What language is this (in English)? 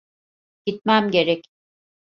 Turkish